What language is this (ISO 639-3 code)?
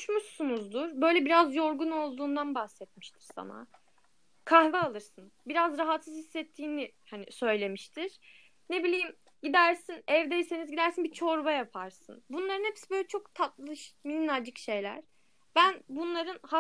tur